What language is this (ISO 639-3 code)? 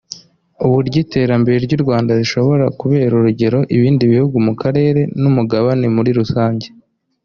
kin